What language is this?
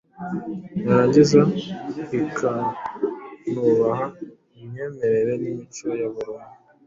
Kinyarwanda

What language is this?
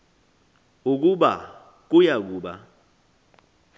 Xhosa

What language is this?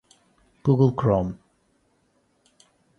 Portuguese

